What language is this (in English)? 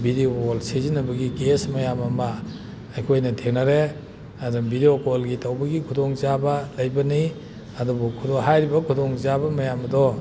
Manipuri